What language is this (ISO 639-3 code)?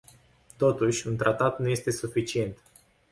ron